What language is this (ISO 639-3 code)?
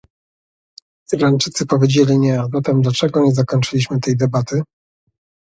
pol